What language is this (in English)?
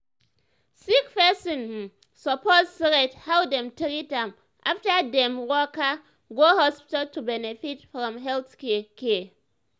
Nigerian Pidgin